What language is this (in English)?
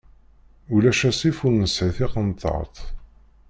Kabyle